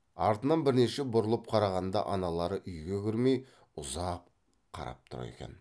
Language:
Kazakh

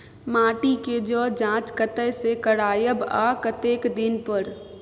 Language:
Maithili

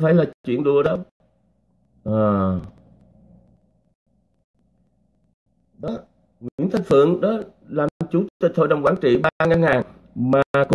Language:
Vietnamese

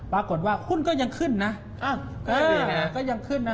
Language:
Thai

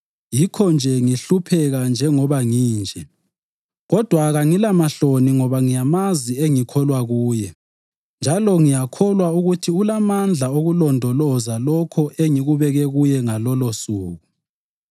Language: North Ndebele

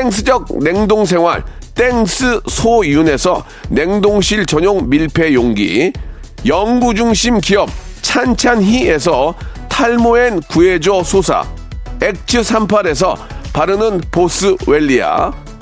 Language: Korean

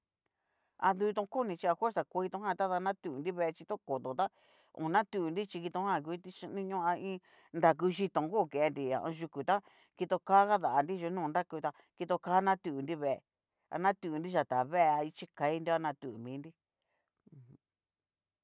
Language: Cacaloxtepec Mixtec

